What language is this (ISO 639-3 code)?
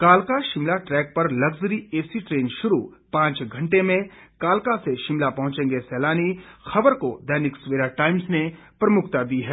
hin